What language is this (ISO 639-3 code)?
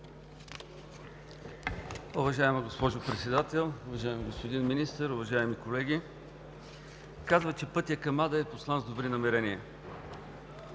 bul